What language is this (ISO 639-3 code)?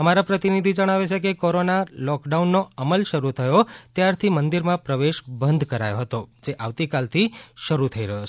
guj